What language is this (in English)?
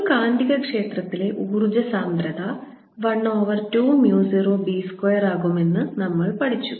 Malayalam